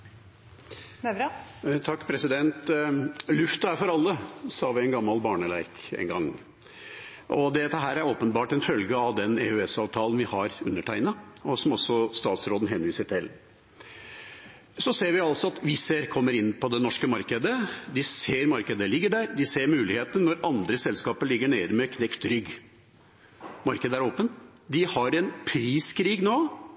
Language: Norwegian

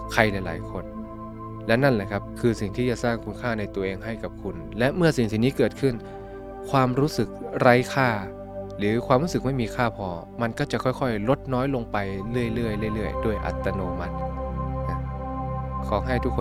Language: Thai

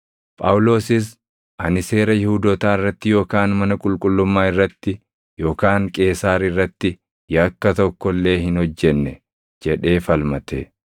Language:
Oromo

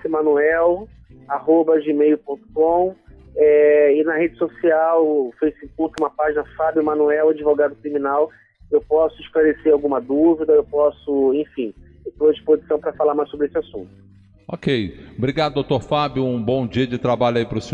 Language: Portuguese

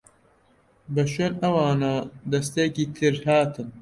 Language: Central Kurdish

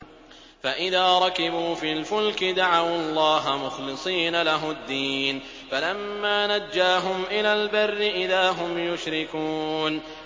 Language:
Arabic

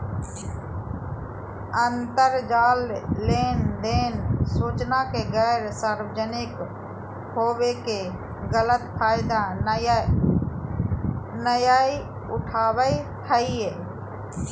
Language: Magahi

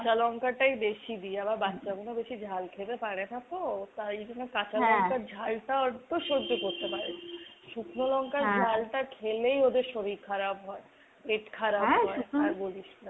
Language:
Bangla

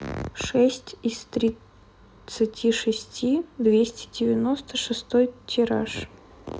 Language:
Russian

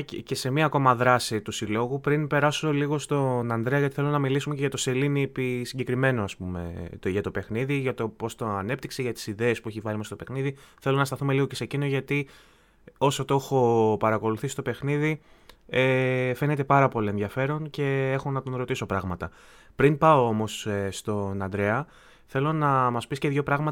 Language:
Greek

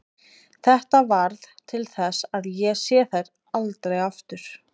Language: Icelandic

